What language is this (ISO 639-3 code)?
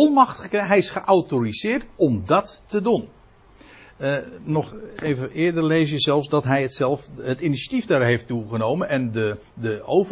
nld